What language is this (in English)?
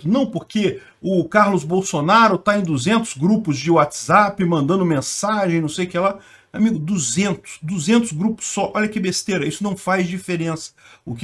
Portuguese